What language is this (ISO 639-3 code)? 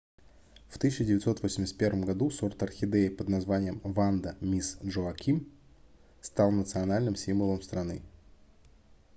rus